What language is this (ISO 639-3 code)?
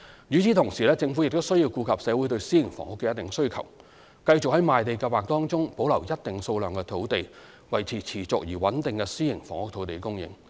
yue